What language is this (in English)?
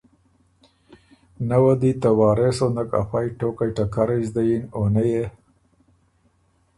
Ormuri